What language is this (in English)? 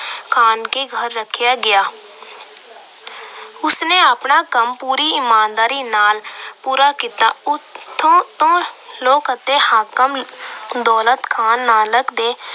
Punjabi